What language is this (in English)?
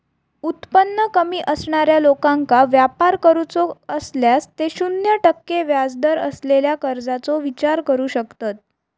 Marathi